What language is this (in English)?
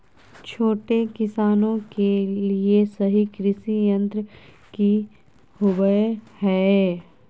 Magahi